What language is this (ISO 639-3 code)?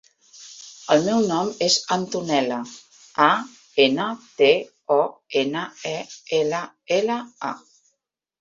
cat